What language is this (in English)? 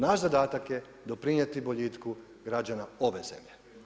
Croatian